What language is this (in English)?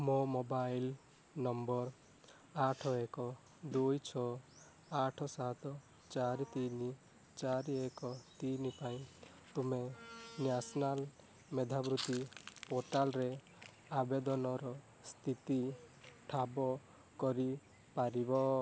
Odia